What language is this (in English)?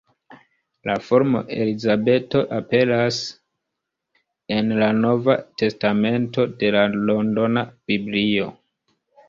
Esperanto